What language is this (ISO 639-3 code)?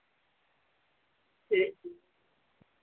doi